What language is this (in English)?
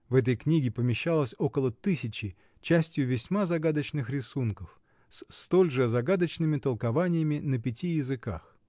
Russian